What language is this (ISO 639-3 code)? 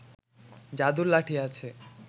ben